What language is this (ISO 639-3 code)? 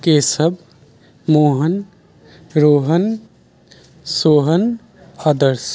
mai